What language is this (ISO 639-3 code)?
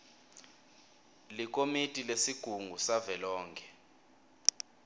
ssw